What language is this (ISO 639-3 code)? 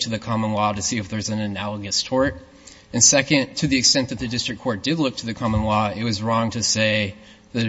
eng